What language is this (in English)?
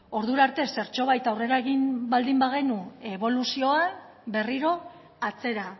Basque